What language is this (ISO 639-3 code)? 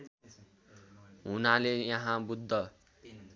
nep